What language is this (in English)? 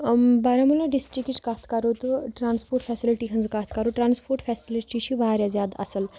Kashmiri